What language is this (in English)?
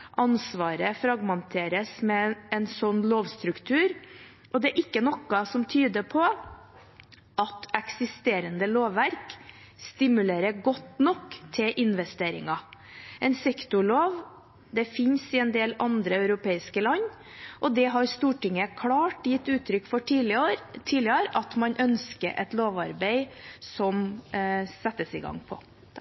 Norwegian Bokmål